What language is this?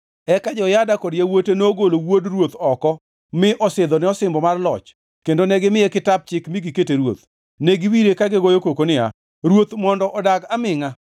Luo (Kenya and Tanzania)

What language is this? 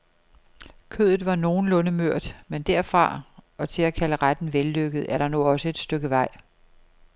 Danish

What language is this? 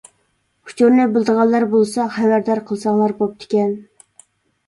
Uyghur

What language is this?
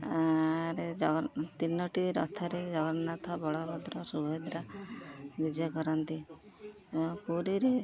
Odia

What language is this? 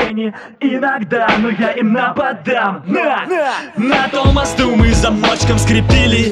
Russian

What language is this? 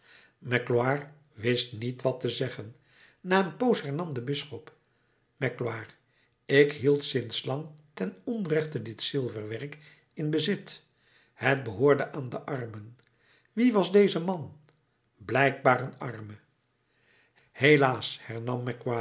Dutch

